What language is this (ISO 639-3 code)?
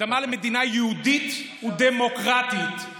heb